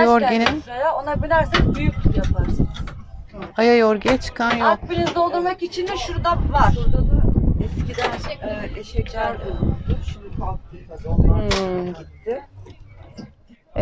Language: Turkish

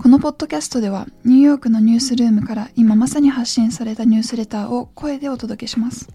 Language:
Japanese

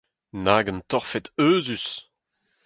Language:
Breton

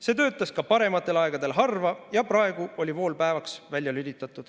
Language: Estonian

